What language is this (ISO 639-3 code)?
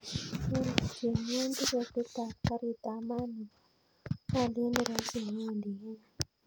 kln